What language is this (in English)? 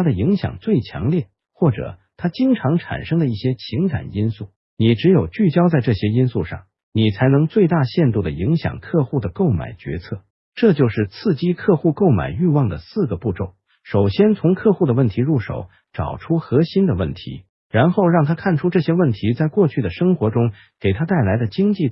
Chinese